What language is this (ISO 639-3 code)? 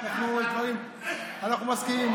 heb